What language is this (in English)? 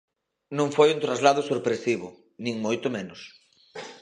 Galician